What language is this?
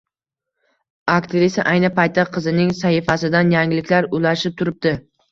Uzbek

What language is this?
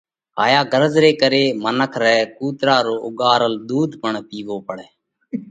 Parkari Koli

